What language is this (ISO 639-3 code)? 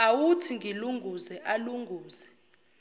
zul